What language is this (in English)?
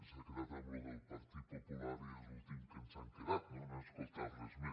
Catalan